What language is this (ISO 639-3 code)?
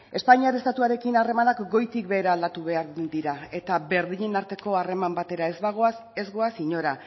eus